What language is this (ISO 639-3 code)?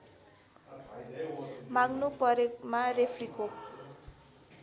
nep